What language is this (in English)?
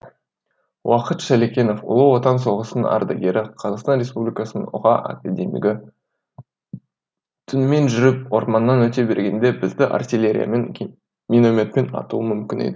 Kazakh